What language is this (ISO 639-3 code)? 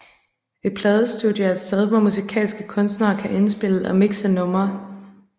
dan